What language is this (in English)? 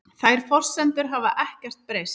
Icelandic